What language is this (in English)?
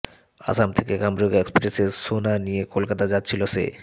Bangla